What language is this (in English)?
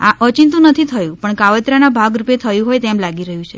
Gujarati